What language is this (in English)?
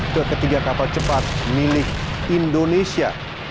Indonesian